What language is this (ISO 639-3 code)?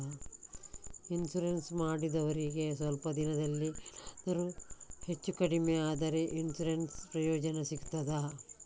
kan